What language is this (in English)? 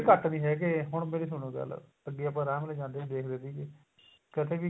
Punjabi